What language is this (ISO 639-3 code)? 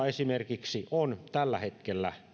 fin